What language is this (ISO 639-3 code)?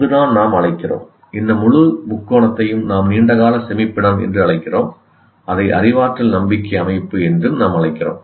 tam